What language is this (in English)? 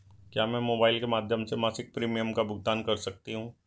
Hindi